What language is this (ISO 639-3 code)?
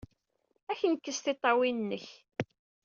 kab